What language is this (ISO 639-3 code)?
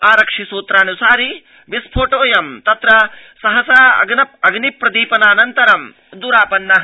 san